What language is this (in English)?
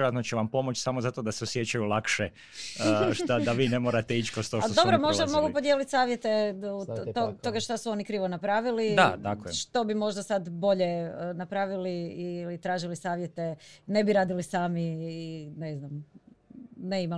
Croatian